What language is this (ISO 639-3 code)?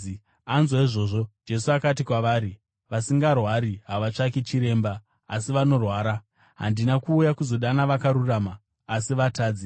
sna